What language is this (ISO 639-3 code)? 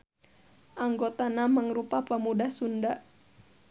sun